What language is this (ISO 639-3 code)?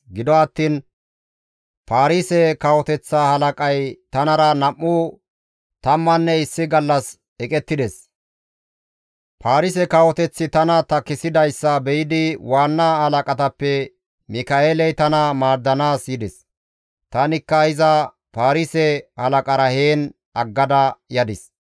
gmv